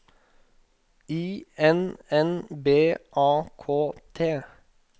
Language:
Norwegian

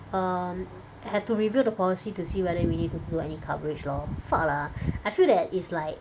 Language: English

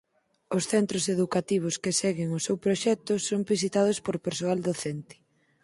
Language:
Galician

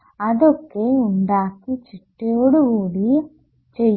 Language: Malayalam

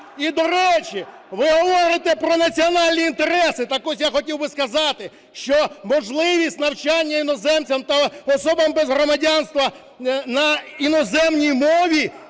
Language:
Ukrainian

